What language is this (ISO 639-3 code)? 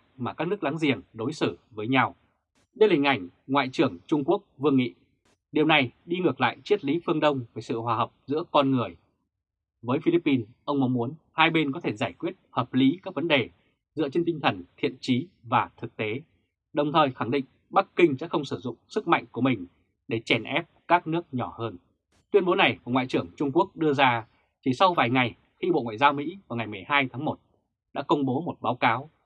vie